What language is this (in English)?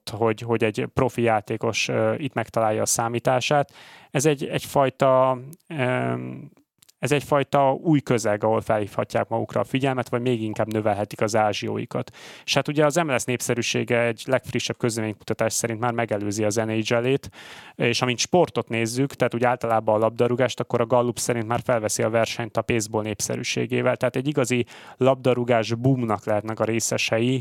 Hungarian